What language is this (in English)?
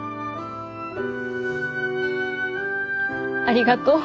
Japanese